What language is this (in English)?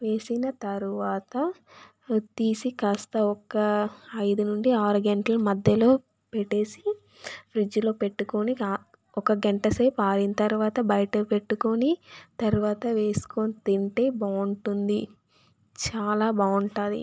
Telugu